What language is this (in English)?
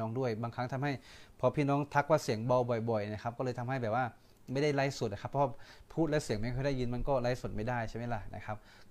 Thai